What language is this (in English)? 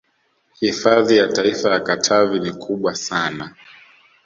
Swahili